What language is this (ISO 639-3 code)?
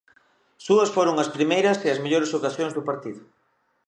glg